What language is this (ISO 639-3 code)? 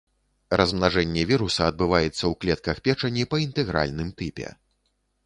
bel